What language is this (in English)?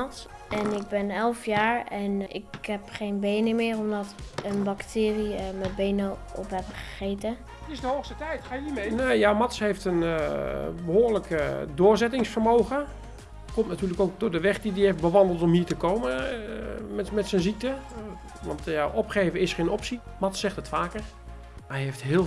Dutch